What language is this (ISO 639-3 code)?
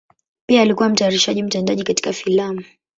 swa